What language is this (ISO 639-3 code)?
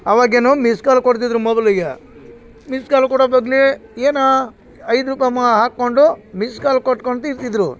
kan